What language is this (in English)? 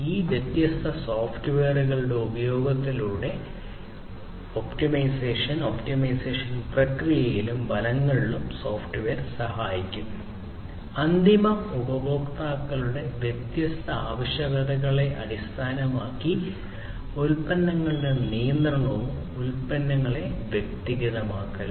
Malayalam